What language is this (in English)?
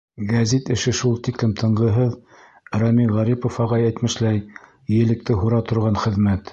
Bashkir